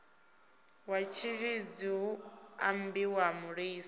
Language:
Venda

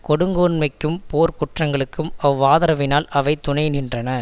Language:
Tamil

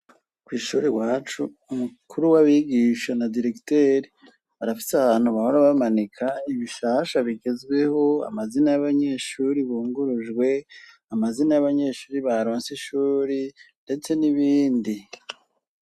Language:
Rundi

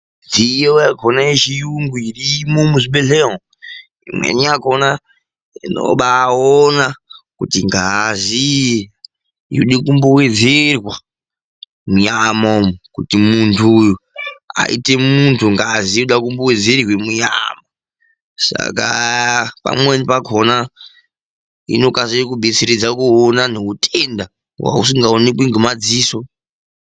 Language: Ndau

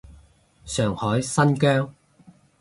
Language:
Cantonese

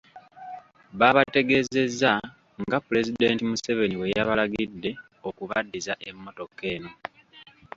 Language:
Ganda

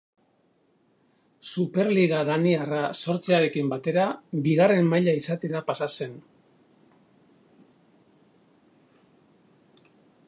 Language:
Basque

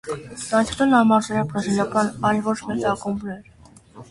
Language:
Armenian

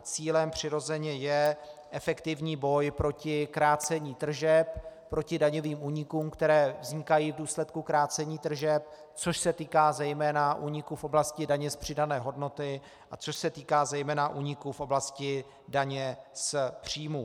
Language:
Czech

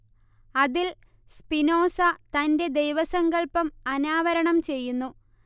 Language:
Malayalam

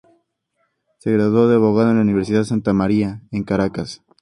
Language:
Spanish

